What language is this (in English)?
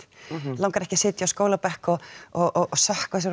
Icelandic